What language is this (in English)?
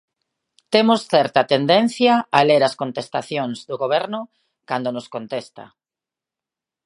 Galician